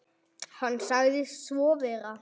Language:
Icelandic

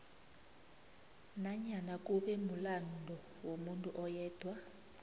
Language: South Ndebele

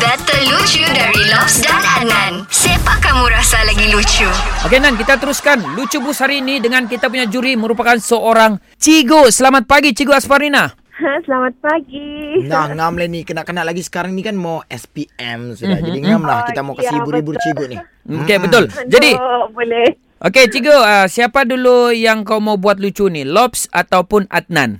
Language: Malay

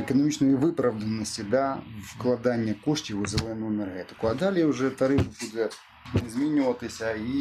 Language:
Ukrainian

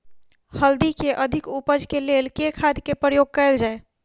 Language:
Maithili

